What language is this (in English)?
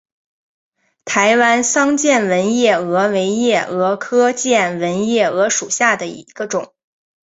Chinese